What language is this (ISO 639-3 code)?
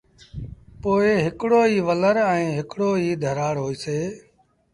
sbn